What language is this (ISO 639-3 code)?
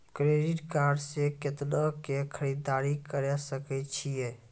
mai